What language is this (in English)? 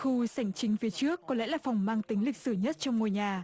Vietnamese